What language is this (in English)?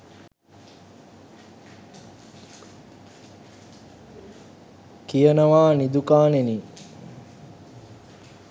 Sinhala